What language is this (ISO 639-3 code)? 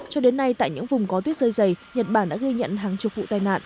vie